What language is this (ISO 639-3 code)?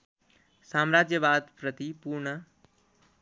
nep